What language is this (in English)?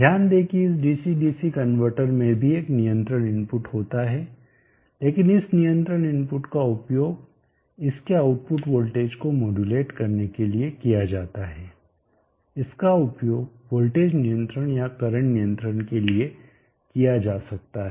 Hindi